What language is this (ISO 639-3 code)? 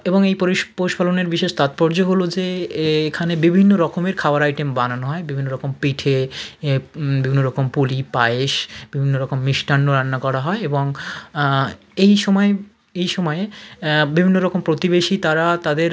ben